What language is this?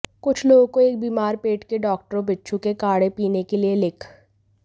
Hindi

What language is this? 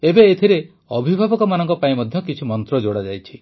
Odia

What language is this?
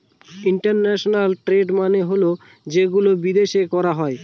Bangla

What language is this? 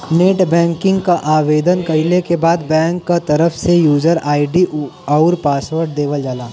Bhojpuri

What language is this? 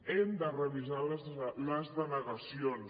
Catalan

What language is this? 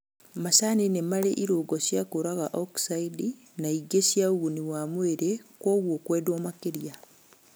Kikuyu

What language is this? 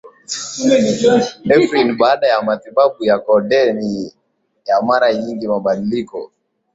Swahili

